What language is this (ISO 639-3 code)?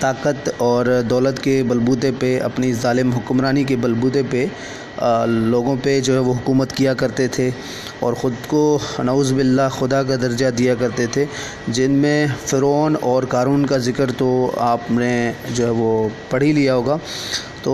urd